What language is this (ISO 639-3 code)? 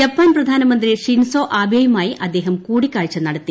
mal